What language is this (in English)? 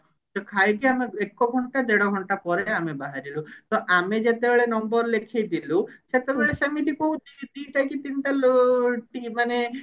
Odia